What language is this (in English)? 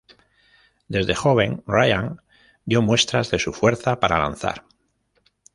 Spanish